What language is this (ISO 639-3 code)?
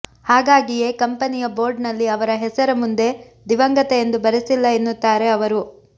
kan